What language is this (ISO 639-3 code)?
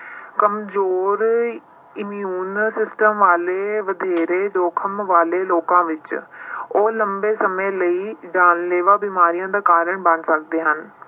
pan